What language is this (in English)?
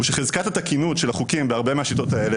Hebrew